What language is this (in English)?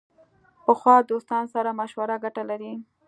Pashto